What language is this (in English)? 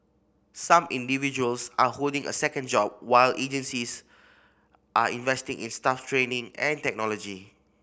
English